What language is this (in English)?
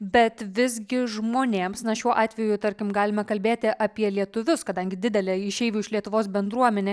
Lithuanian